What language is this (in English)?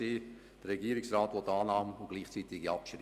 Swiss German